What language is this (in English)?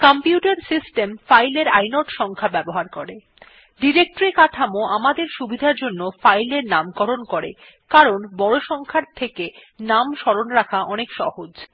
Bangla